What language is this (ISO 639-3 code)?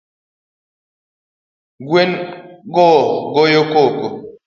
luo